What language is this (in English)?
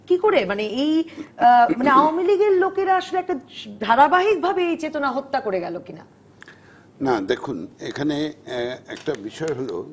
Bangla